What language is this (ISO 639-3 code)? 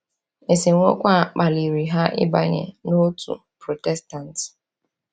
ibo